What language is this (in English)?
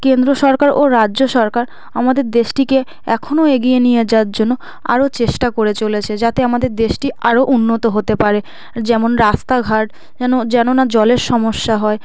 Bangla